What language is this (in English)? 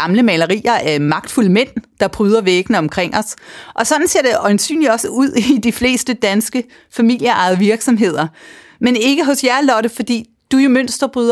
Danish